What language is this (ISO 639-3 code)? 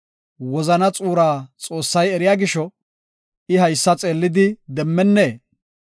gof